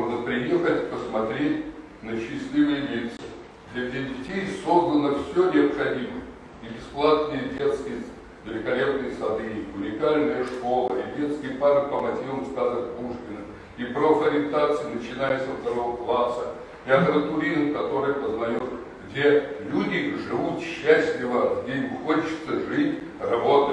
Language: Russian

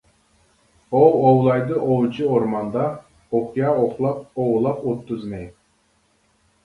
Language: Uyghur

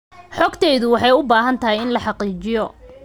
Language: Somali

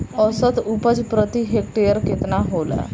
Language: Bhojpuri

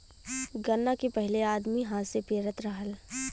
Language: Bhojpuri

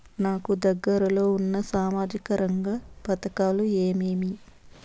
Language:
Telugu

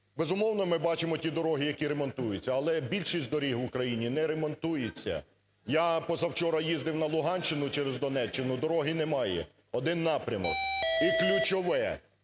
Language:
Ukrainian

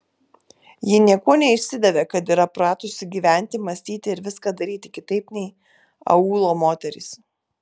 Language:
Lithuanian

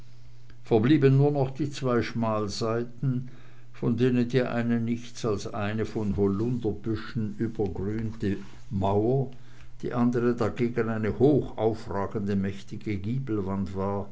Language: German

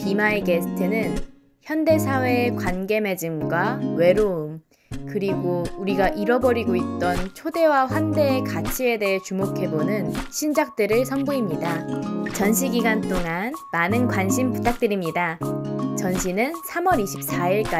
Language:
Korean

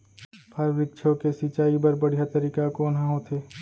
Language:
Chhattisgarhi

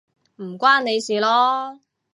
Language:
Cantonese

